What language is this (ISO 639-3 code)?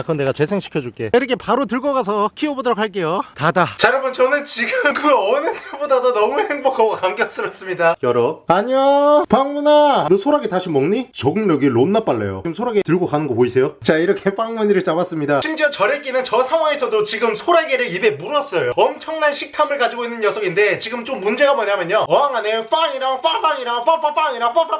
kor